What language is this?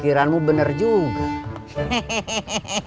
Indonesian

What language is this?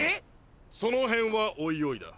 Japanese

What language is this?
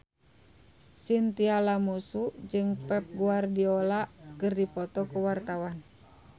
Sundanese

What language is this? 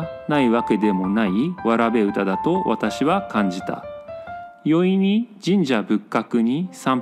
Japanese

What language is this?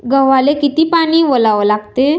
Marathi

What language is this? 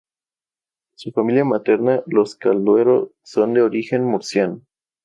Spanish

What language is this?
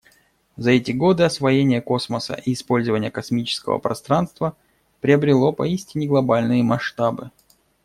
Russian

